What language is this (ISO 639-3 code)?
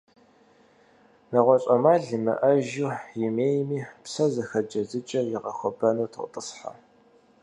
kbd